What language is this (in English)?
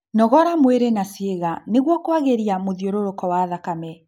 Kikuyu